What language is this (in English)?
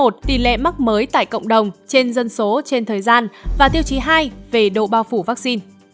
Vietnamese